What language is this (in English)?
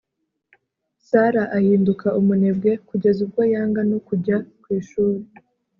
Kinyarwanda